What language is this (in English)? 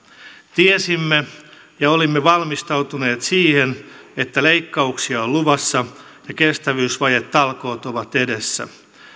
Finnish